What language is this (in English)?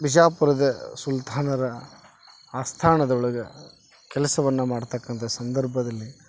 Kannada